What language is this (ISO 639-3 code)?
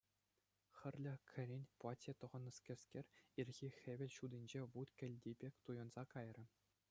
chv